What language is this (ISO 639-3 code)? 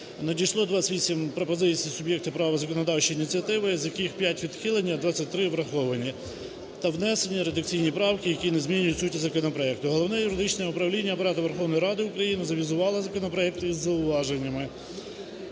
ukr